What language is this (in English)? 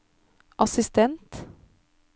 Norwegian